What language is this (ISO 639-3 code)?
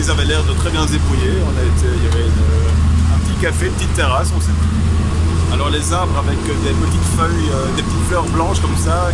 fra